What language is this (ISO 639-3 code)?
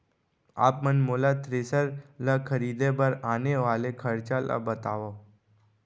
hne